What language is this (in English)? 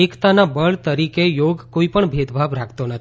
Gujarati